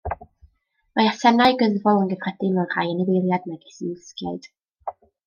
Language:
Welsh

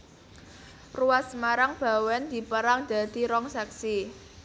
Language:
Javanese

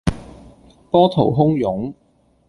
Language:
Cantonese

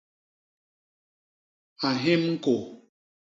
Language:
Basaa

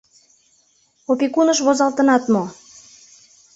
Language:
Mari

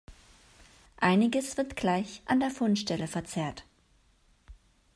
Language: German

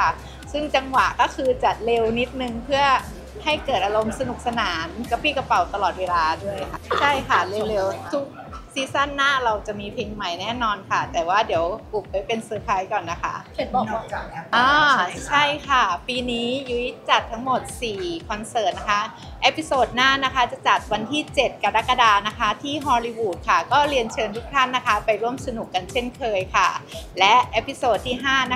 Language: Thai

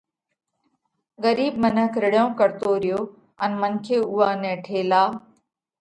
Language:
Parkari Koli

